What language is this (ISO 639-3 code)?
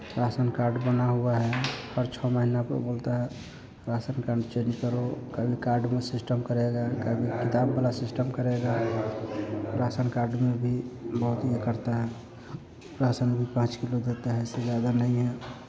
hin